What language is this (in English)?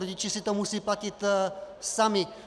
Czech